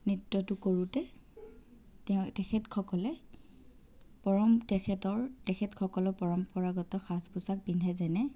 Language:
Assamese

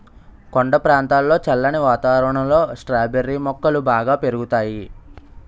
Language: Telugu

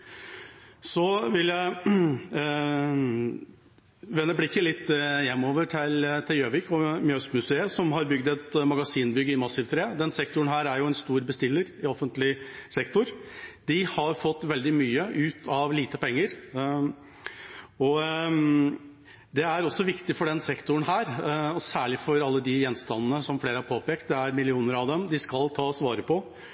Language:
Norwegian Bokmål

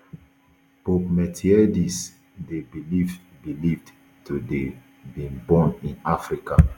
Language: Nigerian Pidgin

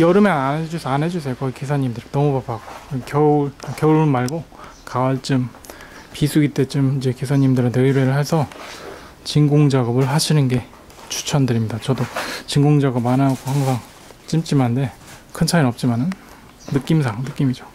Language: Korean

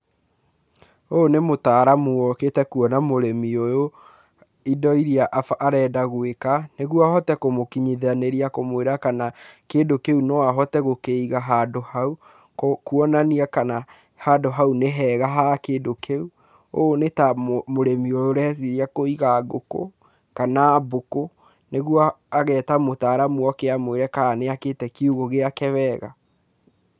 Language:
Kikuyu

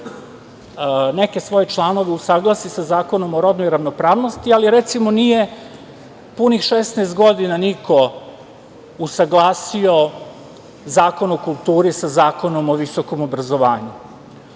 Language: Serbian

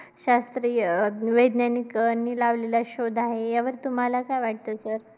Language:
Marathi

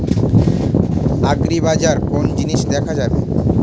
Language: Bangla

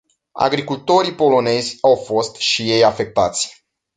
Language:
Romanian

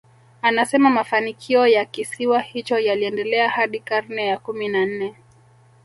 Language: Swahili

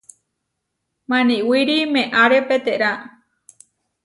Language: Huarijio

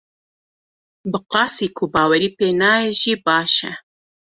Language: Kurdish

